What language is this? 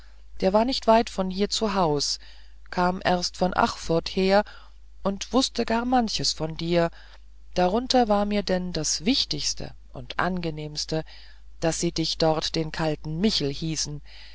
German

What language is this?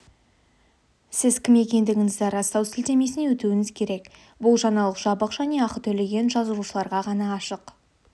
Kazakh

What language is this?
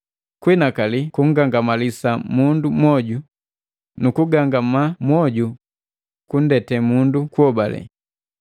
Matengo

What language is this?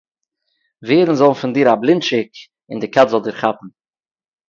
Yiddish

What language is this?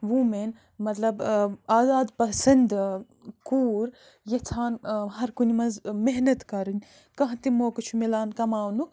Kashmiri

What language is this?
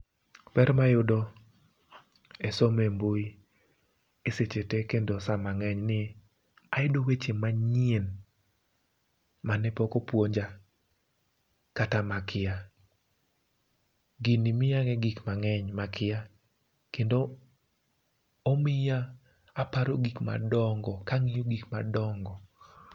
Luo (Kenya and Tanzania)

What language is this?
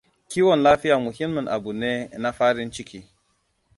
Hausa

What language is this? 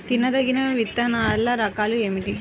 Telugu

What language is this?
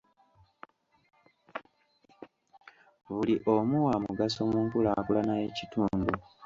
Ganda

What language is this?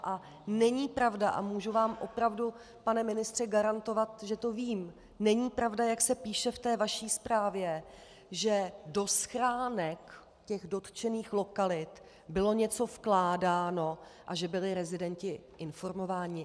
Czech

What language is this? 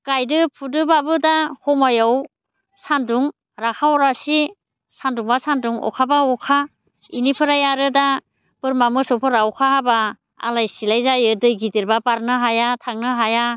Bodo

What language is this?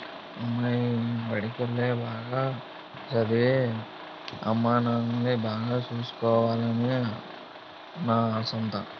Telugu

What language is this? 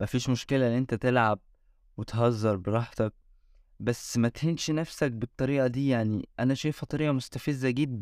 Arabic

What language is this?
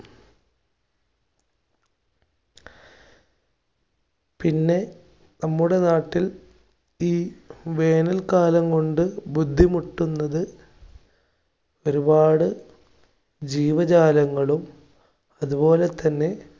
Malayalam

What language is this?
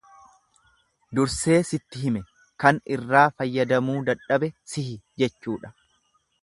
Oromo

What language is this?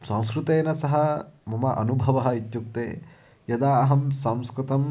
Sanskrit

